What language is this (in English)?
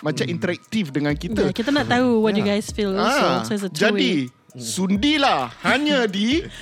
Malay